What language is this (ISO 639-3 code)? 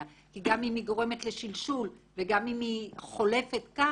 heb